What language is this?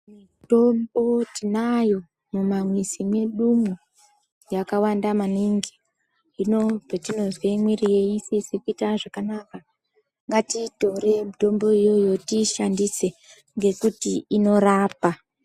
Ndau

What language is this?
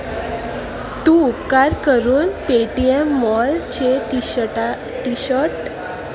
Konkani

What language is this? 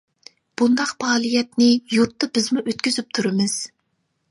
Uyghur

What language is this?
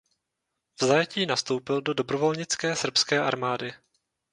Czech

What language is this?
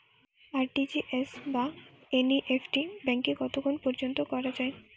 Bangla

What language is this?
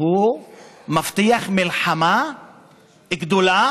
Hebrew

